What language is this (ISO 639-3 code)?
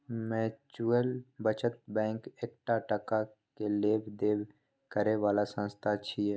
mai